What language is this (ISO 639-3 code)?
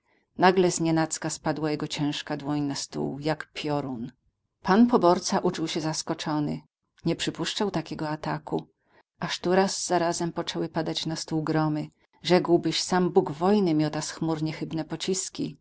pol